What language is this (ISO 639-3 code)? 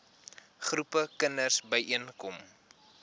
afr